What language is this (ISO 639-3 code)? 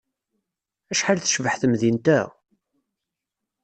kab